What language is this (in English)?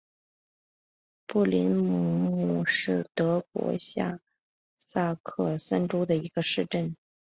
Chinese